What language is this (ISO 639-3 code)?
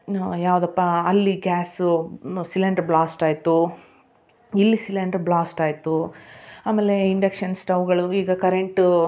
kan